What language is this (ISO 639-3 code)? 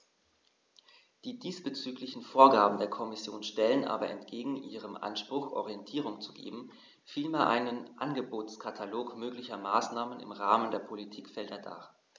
deu